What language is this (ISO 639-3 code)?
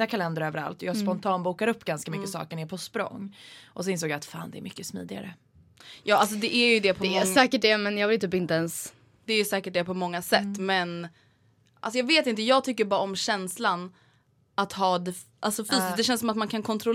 swe